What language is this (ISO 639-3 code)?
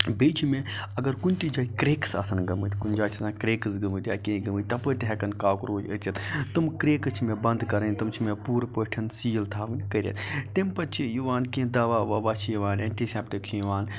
kas